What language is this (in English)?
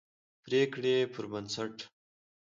Pashto